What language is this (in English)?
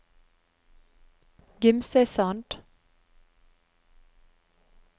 Norwegian